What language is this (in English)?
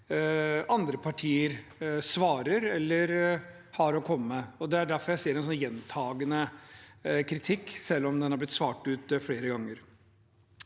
Norwegian